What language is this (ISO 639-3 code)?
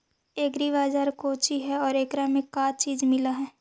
mag